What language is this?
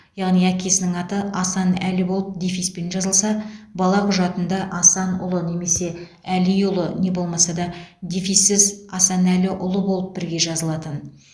Kazakh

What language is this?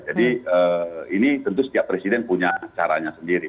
Indonesian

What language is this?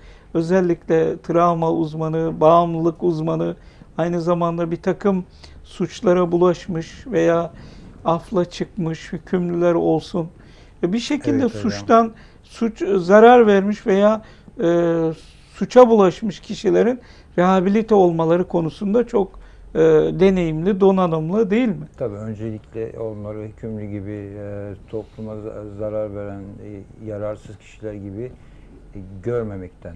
Turkish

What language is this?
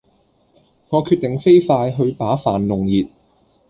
Cantonese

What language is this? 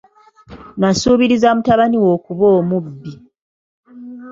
Ganda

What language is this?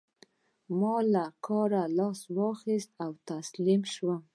Pashto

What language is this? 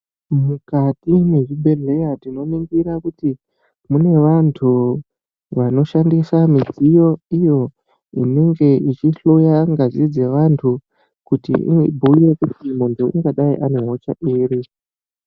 Ndau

